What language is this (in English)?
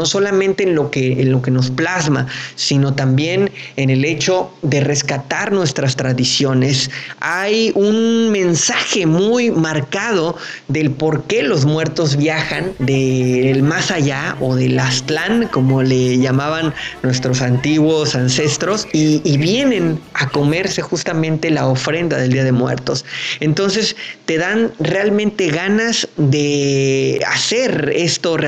Spanish